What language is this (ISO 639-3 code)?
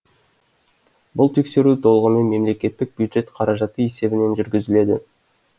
kaz